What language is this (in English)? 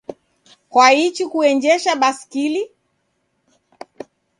Taita